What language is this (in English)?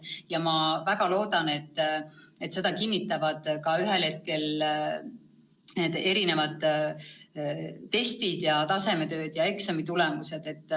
Estonian